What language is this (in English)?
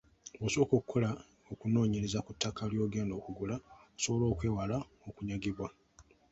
Ganda